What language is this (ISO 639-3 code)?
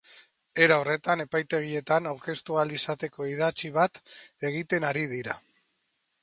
eus